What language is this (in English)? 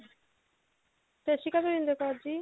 Punjabi